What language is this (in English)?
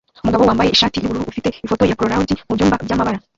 Kinyarwanda